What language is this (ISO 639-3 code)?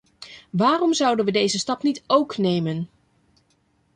nld